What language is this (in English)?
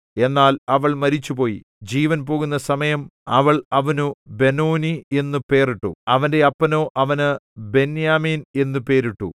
Malayalam